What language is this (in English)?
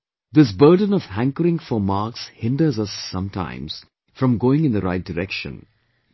English